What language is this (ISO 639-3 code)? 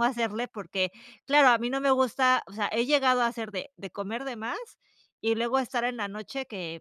spa